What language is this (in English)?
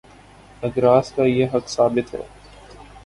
Urdu